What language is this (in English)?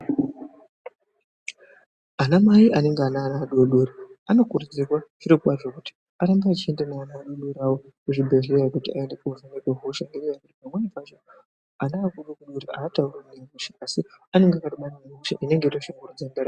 Ndau